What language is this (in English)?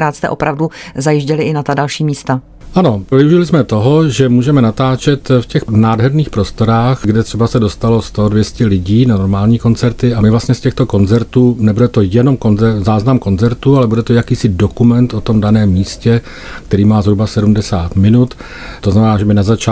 Czech